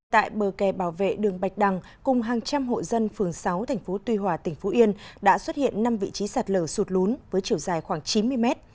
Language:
Vietnamese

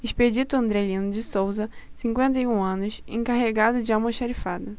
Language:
Portuguese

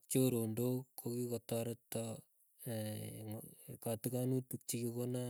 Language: Keiyo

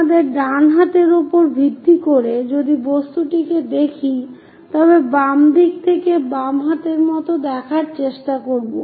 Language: Bangla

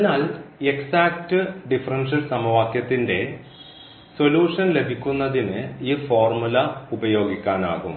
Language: Malayalam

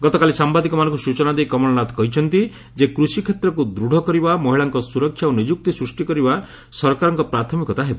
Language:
Odia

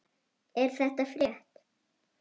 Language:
Icelandic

